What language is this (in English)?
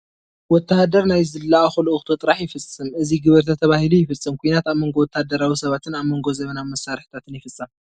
Tigrinya